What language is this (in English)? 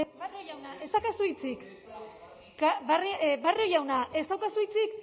Basque